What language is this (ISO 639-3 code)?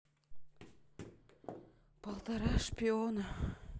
rus